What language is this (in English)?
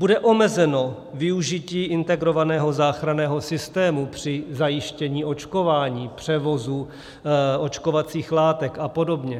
Czech